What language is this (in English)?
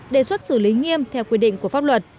Vietnamese